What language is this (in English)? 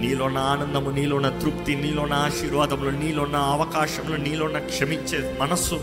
Telugu